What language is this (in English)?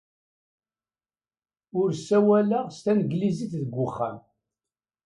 Kabyle